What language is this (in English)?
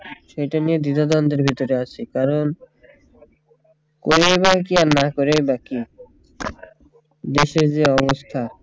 Bangla